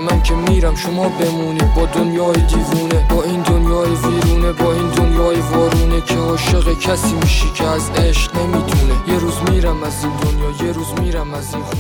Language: Persian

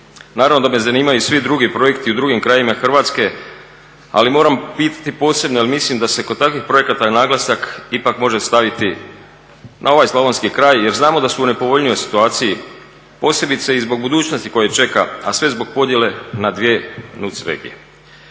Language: Croatian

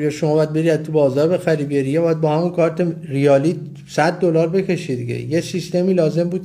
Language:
Persian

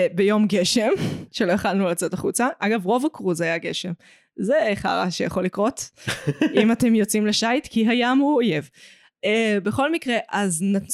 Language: Hebrew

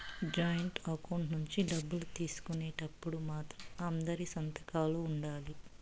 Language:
Telugu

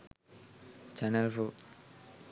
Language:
Sinhala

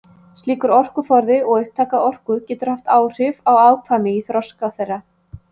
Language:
Icelandic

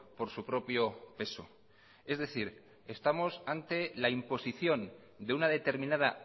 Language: Spanish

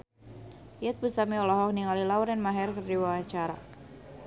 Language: Sundanese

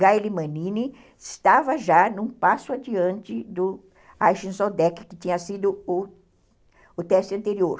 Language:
Portuguese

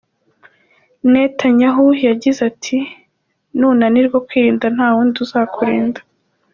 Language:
Kinyarwanda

